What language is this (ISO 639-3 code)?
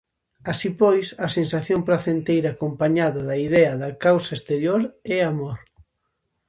glg